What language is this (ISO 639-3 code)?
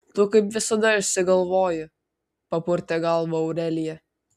lit